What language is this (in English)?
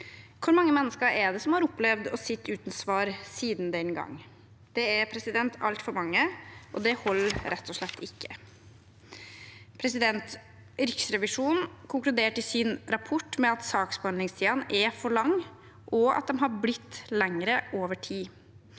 Norwegian